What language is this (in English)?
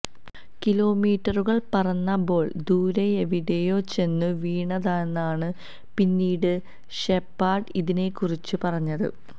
Malayalam